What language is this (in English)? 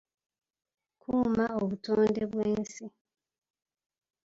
Ganda